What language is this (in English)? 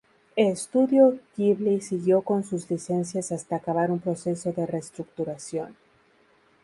Spanish